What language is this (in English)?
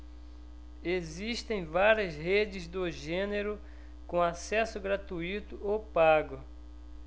Portuguese